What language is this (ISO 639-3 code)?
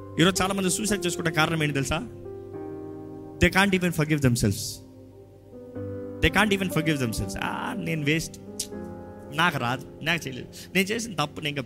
tel